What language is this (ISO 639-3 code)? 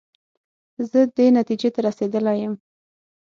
pus